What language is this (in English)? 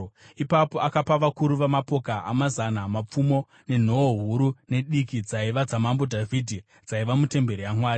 Shona